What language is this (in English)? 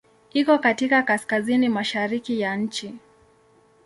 Swahili